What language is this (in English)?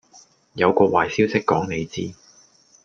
Cantonese